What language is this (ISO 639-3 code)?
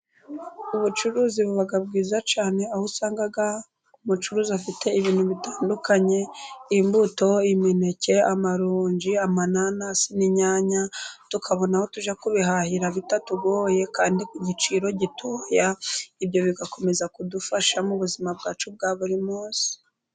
kin